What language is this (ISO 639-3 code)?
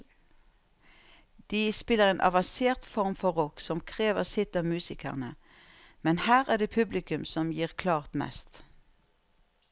nor